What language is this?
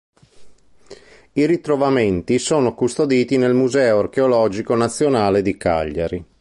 Italian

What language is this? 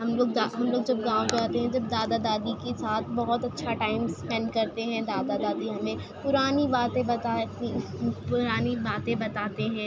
Urdu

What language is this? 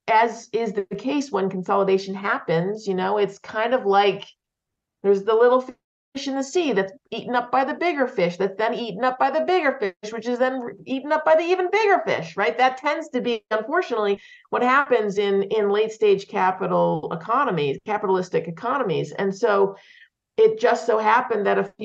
English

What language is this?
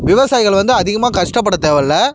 Tamil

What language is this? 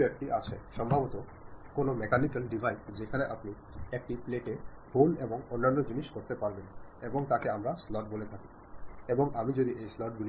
Malayalam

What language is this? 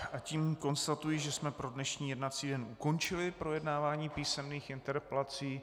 Czech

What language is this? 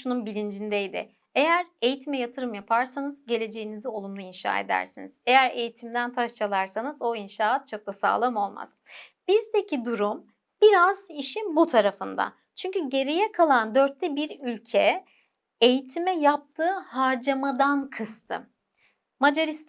Turkish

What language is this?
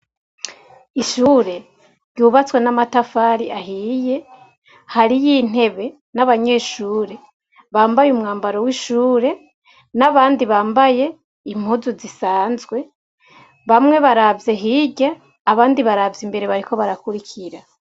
Rundi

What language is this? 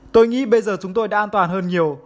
Vietnamese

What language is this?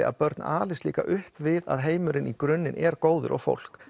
Icelandic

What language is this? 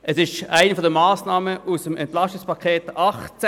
Swiss German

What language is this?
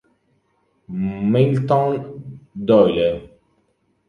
Italian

